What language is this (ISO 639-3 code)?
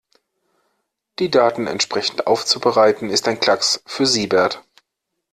deu